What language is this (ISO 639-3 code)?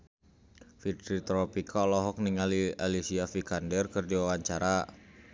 sun